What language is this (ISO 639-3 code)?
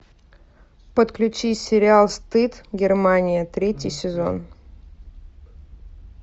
rus